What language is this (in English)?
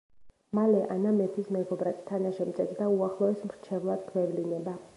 Georgian